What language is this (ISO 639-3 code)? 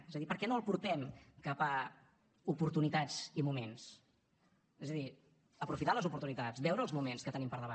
cat